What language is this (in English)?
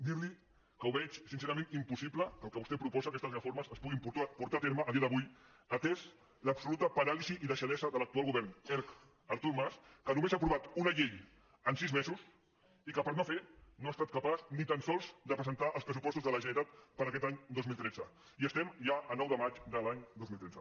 Catalan